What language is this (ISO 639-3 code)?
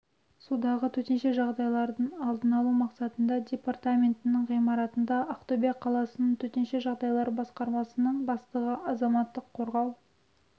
kaz